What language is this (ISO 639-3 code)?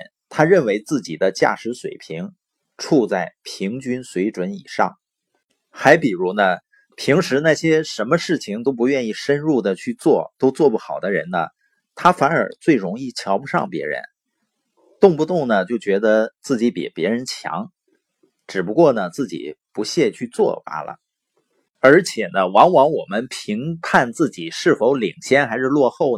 zho